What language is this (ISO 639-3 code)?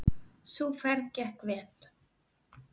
isl